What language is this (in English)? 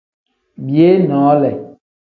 Tem